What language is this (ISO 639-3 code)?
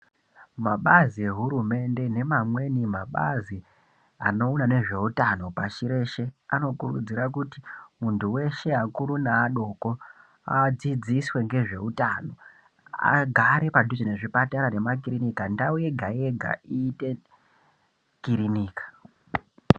ndc